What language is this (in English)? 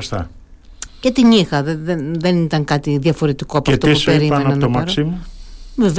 Greek